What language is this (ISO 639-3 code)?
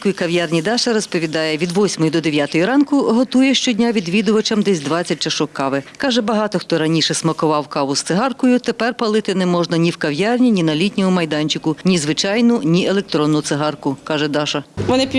ukr